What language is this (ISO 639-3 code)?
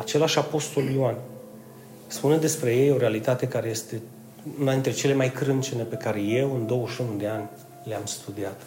ron